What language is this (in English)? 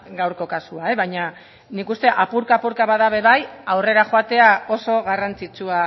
Basque